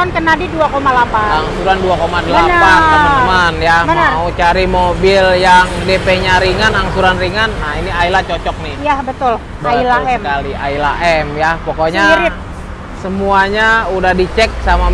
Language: Indonesian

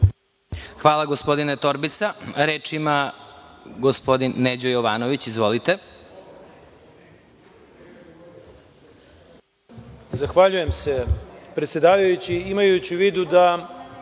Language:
Serbian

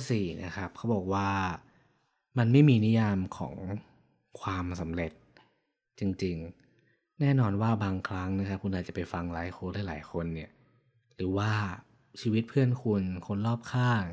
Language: Thai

